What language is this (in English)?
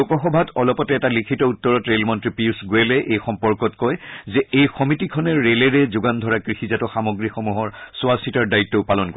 Assamese